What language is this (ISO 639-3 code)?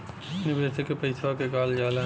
bho